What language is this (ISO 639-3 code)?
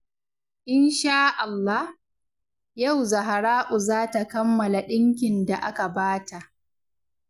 hau